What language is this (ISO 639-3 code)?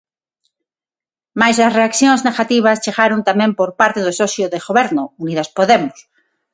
glg